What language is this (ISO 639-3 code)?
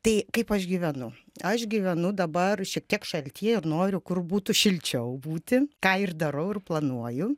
lit